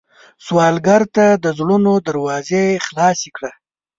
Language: Pashto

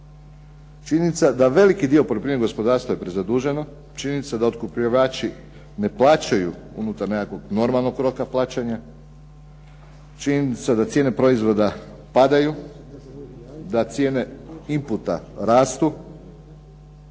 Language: Croatian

